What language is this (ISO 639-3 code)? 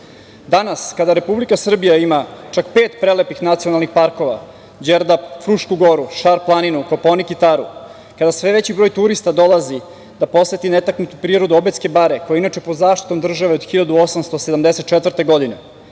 srp